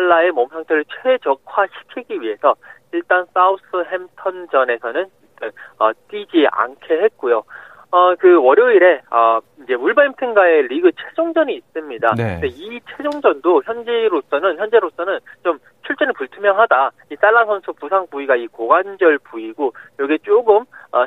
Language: Korean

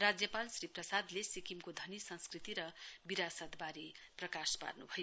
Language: Nepali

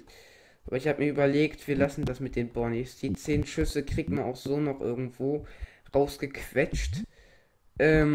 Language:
German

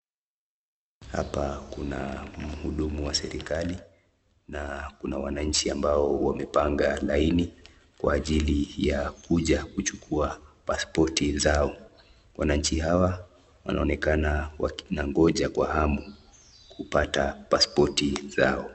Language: Swahili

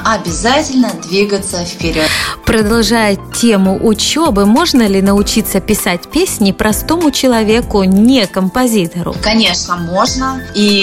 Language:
Russian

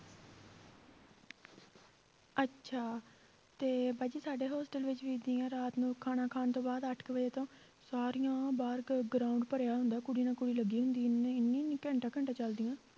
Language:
Punjabi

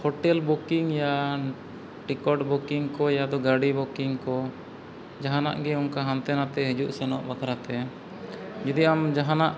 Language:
Santali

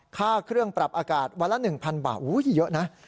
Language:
Thai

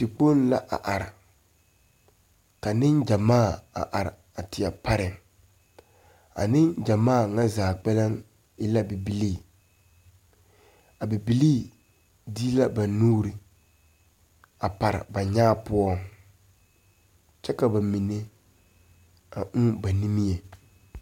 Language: Southern Dagaare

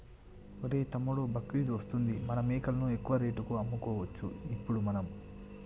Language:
Telugu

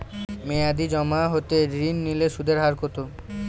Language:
Bangla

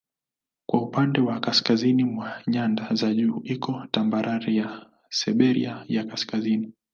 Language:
Swahili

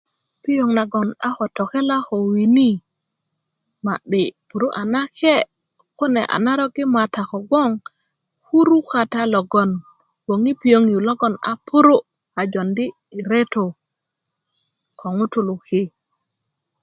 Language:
Kuku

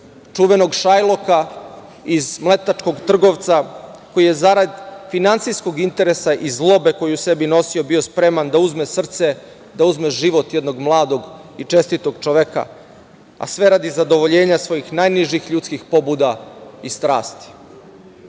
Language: Serbian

